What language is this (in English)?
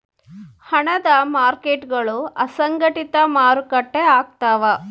Kannada